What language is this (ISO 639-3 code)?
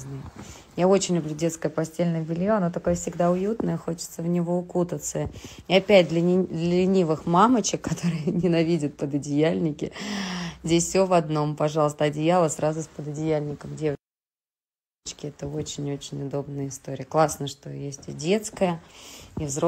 rus